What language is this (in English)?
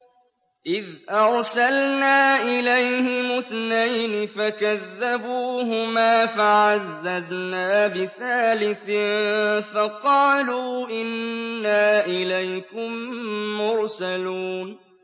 Arabic